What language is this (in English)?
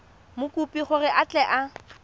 Tswana